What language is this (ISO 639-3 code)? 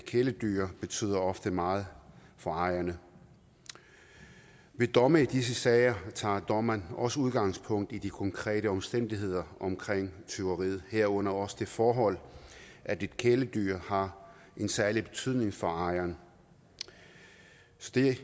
dan